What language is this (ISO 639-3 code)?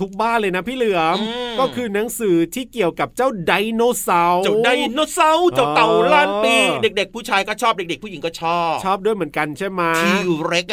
tha